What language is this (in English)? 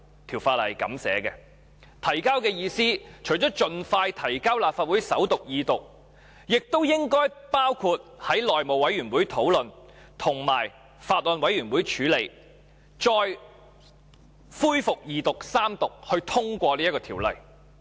Cantonese